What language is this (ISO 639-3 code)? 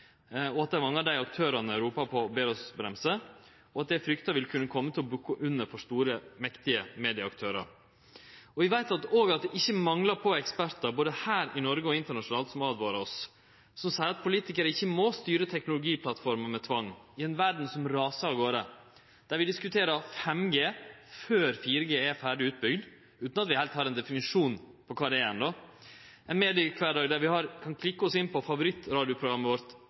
nno